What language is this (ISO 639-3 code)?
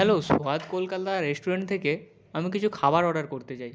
ben